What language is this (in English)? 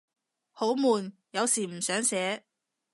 Cantonese